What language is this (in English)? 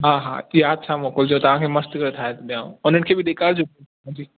Sindhi